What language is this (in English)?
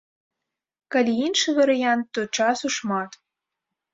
Belarusian